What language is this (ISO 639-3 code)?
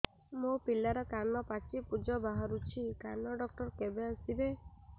ori